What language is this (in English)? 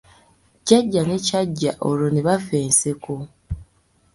Ganda